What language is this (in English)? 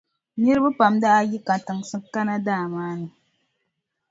Dagbani